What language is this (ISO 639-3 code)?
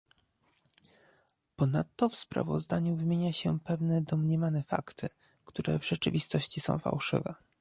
pol